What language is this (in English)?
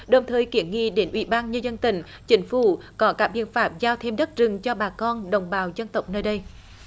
Vietnamese